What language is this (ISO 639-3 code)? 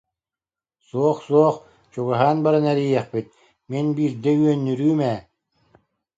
sah